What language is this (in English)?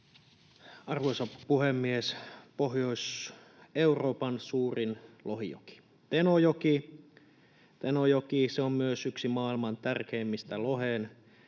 Finnish